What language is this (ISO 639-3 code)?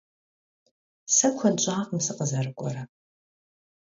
kbd